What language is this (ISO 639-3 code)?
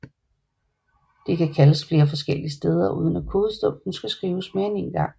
dan